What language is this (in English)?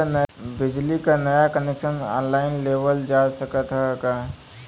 Bhojpuri